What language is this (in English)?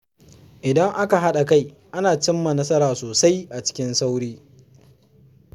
Hausa